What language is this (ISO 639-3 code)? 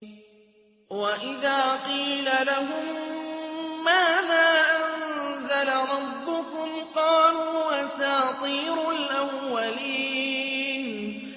ara